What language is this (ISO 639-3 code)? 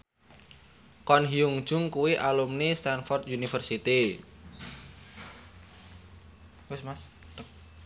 jav